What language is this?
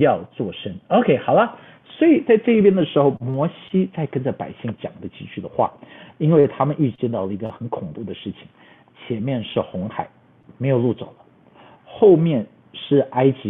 Chinese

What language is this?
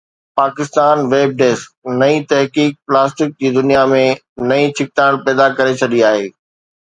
Sindhi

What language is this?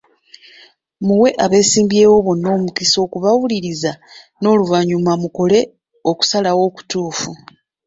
Ganda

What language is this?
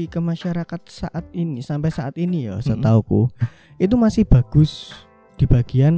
Indonesian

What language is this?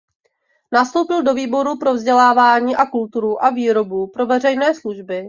Czech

